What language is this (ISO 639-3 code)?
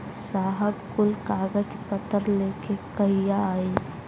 bho